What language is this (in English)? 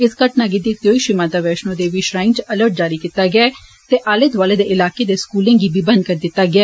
Dogri